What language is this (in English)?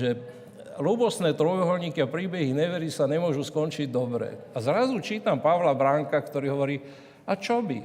Slovak